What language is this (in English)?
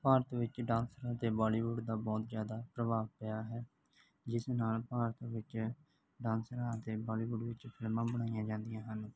Punjabi